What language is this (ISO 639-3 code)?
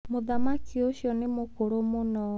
kik